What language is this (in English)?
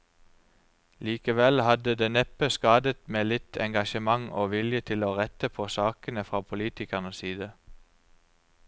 Norwegian